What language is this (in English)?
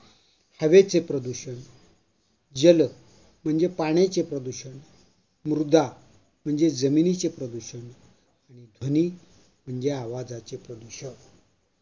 Marathi